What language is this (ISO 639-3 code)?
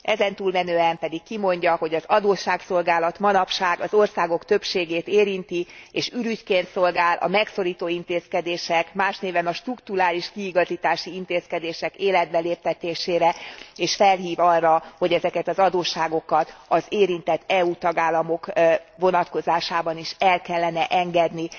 hun